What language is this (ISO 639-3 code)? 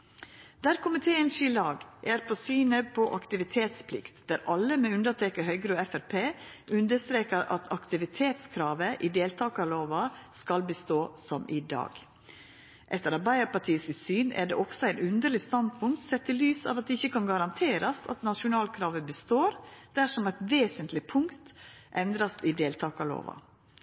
nno